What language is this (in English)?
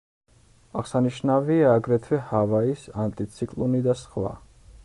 Georgian